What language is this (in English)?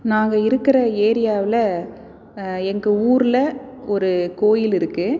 Tamil